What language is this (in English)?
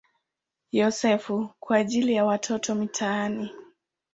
Swahili